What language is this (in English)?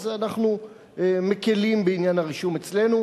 Hebrew